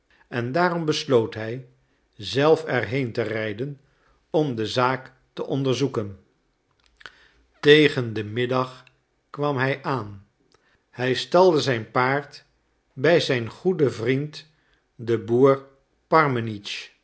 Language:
Dutch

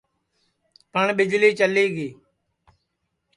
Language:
Sansi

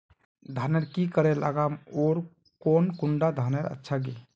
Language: Magahi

